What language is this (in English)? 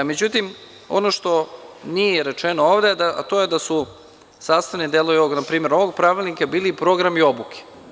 Serbian